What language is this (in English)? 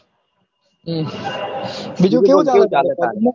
Gujarati